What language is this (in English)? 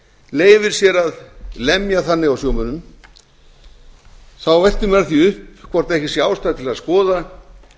Icelandic